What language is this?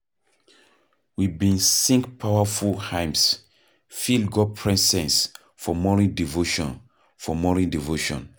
Nigerian Pidgin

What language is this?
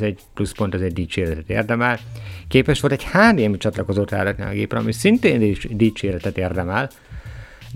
Hungarian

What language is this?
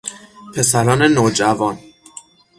Persian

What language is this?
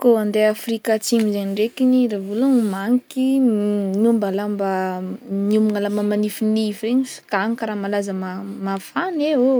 Northern Betsimisaraka Malagasy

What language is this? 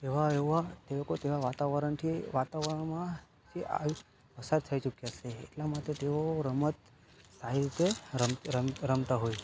Gujarati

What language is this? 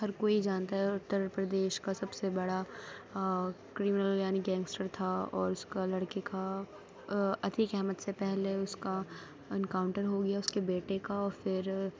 Urdu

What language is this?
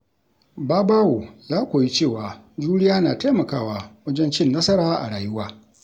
Hausa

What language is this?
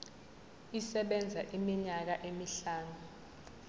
Zulu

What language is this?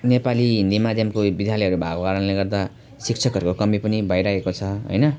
Nepali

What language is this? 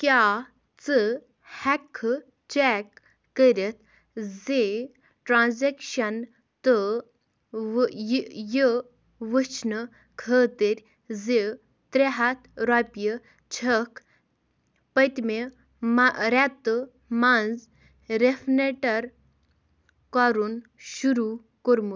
Kashmiri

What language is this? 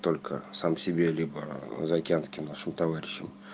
Russian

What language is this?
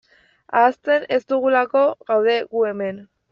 Basque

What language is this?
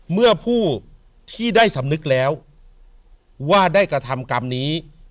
Thai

